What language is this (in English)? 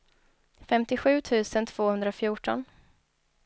Swedish